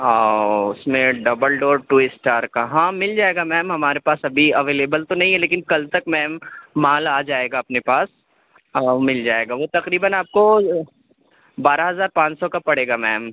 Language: Urdu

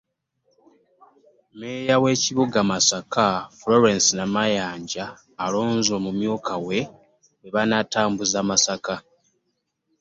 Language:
Ganda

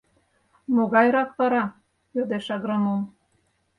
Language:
Mari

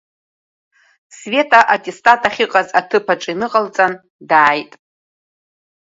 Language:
Abkhazian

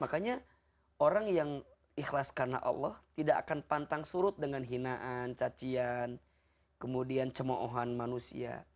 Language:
Indonesian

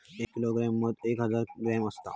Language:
Marathi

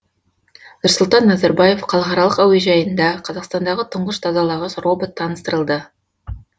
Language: Kazakh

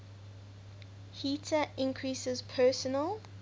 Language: English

